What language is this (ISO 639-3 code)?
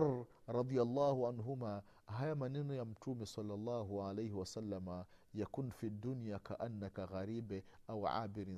swa